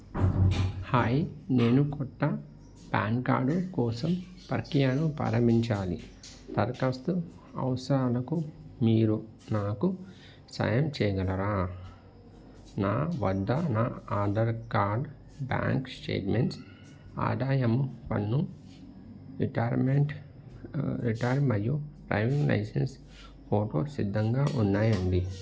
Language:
Telugu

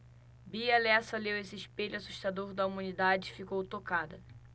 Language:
Portuguese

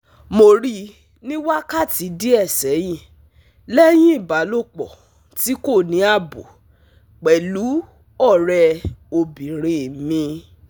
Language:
Yoruba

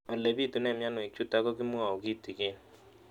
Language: Kalenjin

